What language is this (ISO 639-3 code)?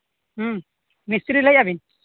sat